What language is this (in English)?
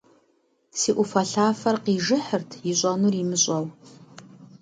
Kabardian